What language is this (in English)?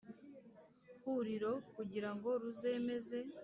Kinyarwanda